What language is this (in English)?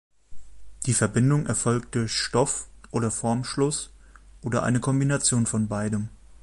German